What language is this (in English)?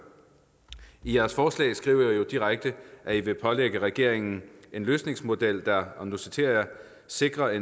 Danish